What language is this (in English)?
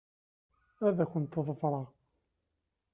Kabyle